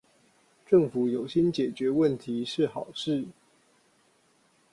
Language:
Chinese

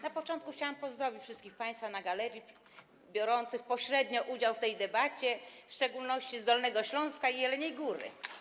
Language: Polish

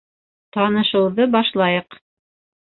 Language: Bashkir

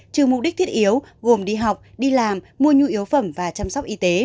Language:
Vietnamese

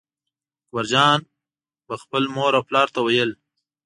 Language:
Pashto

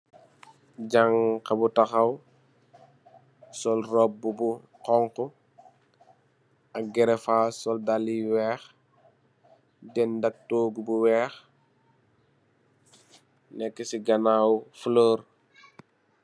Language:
Wolof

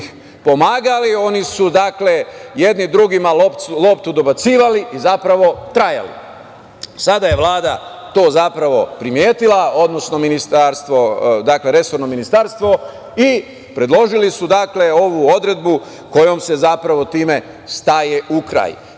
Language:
Serbian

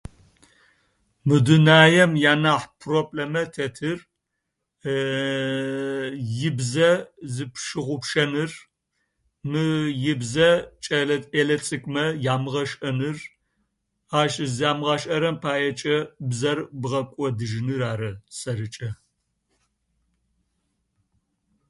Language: Adyghe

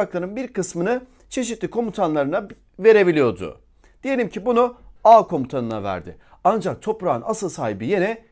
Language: Turkish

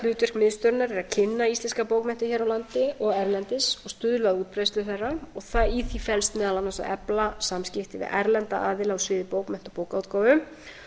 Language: Icelandic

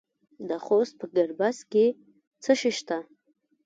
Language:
Pashto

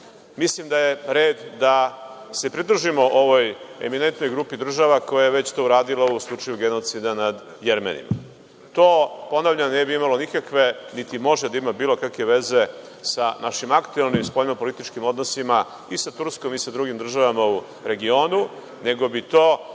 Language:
Serbian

